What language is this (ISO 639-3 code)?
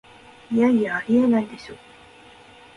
jpn